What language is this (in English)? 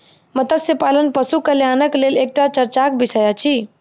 Maithili